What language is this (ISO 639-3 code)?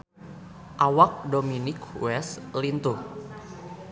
sun